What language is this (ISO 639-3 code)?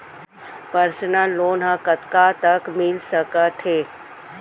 hne